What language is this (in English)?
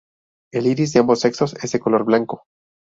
Spanish